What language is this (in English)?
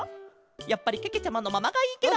Japanese